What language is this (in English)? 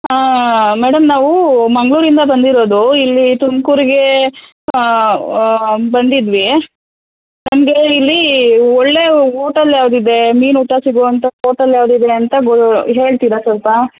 Kannada